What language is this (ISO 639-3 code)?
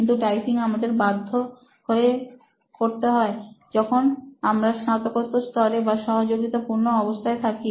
ben